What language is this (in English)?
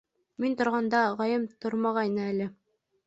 Bashkir